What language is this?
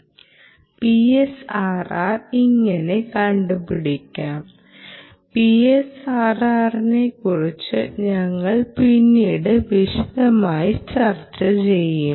Malayalam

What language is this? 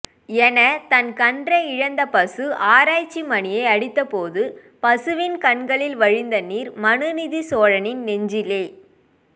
Tamil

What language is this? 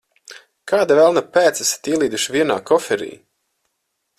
Latvian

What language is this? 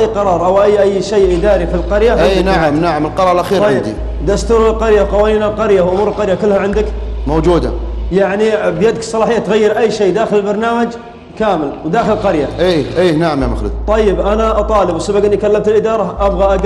Arabic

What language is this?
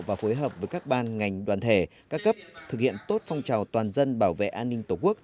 Vietnamese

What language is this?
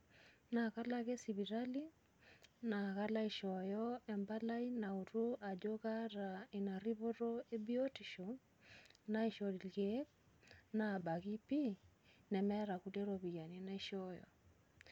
Masai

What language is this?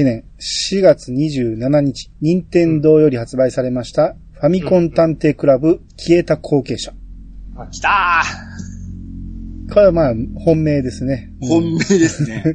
Japanese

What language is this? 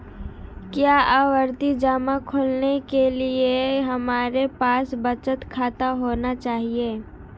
Hindi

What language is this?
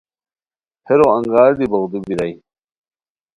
Khowar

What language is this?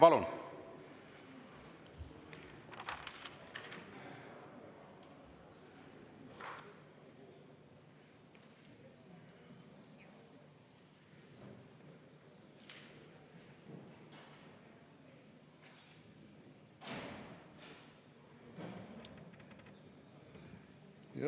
Estonian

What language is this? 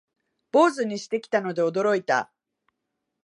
Japanese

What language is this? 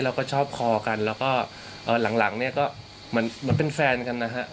Thai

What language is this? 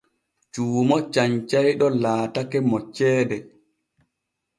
Borgu Fulfulde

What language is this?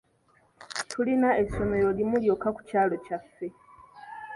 Ganda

